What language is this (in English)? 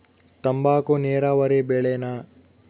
Kannada